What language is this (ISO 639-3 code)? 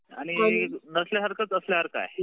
mar